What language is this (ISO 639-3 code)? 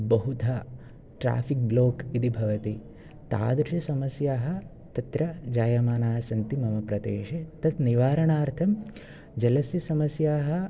san